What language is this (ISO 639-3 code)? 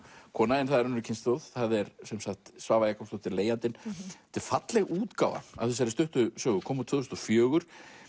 isl